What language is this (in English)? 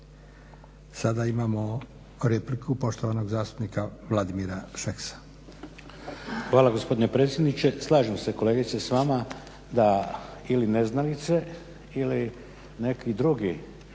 Croatian